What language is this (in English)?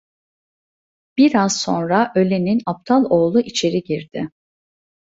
Turkish